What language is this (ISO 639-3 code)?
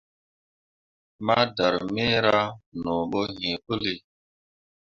mua